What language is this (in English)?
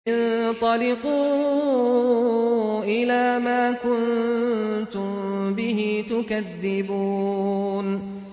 Arabic